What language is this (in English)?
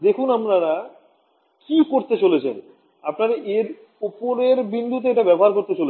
Bangla